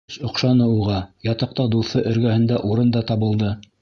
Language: Bashkir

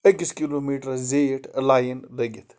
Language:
Kashmiri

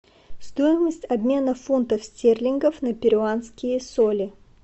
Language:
Russian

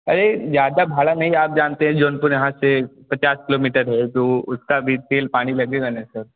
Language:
Hindi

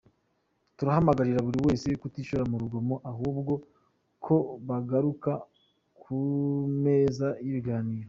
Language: Kinyarwanda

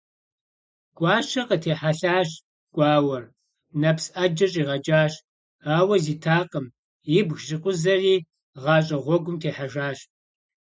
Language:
Kabardian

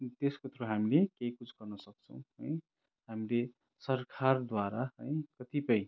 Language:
Nepali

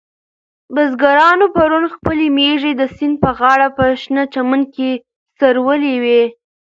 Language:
Pashto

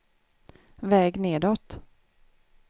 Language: Swedish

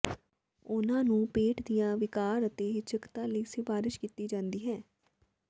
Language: Punjabi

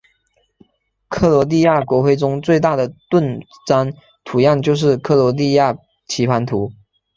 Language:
Chinese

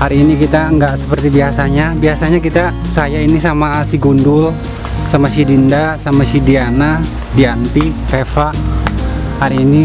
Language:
Indonesian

